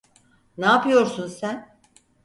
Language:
Turkish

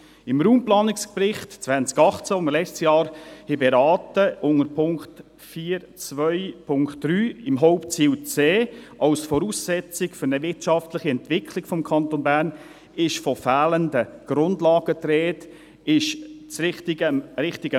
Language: Swiss German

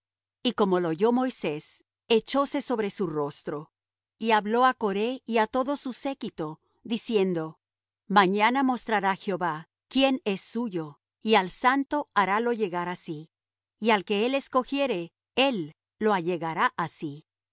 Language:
Spanish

